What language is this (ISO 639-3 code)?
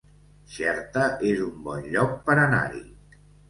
cat